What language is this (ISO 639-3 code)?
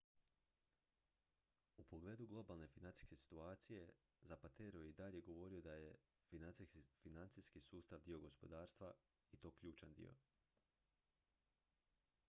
hrv